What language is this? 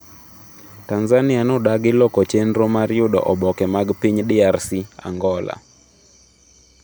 Luo (Kenya and Tanzania)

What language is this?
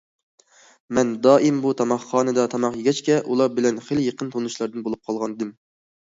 Uyghur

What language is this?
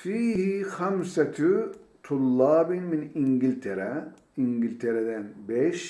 Turkish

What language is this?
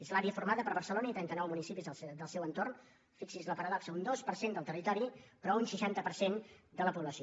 Catalan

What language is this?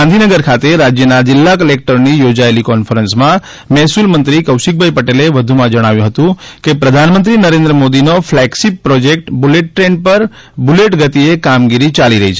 Gujarati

